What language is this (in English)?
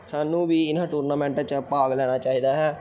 Punjabi